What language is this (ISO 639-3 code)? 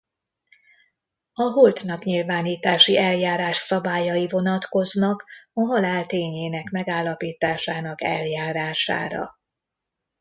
hun